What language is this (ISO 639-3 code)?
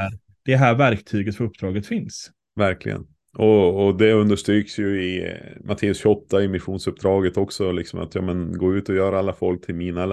swe